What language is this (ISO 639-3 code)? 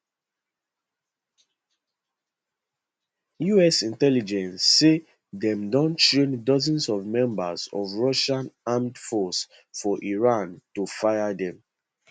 pcm